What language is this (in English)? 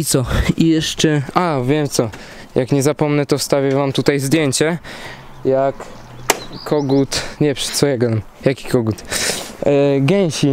Polish